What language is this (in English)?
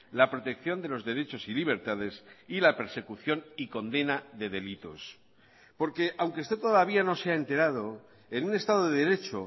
Spanish